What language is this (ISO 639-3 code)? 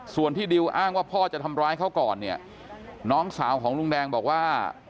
tha